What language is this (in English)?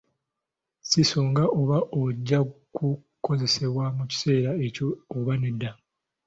Ganda